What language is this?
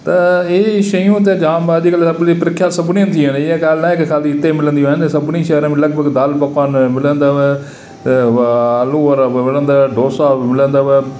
Sindhi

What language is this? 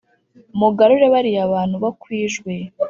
Kinyarwanda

